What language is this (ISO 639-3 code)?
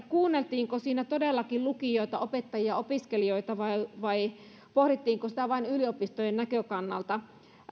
fin